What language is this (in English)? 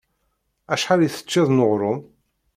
Kabyle